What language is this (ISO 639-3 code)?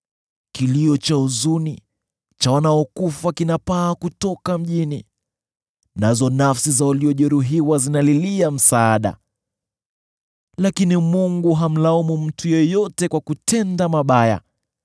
swa